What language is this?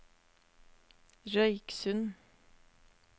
Norwegian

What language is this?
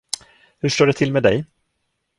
Swedish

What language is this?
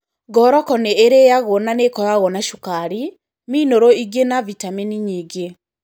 Kikuyu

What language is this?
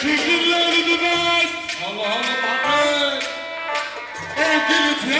Arabic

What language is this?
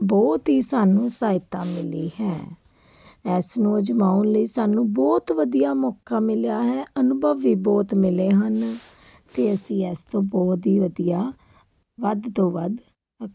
Punjabi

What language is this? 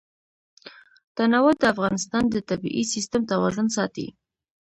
Pashto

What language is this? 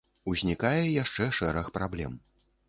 Belarusian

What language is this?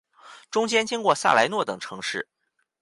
Chinese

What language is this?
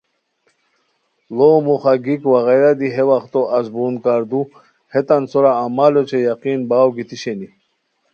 Khowar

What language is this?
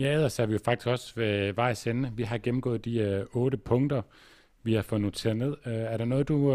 Danish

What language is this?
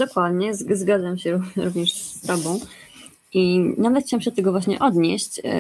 Polish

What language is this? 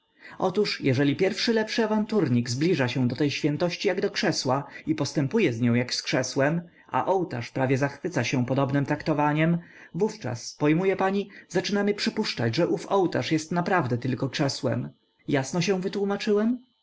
Polish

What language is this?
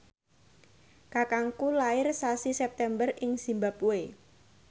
Javanese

